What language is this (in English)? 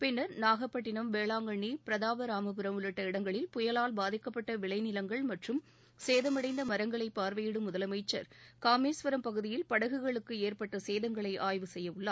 Tamil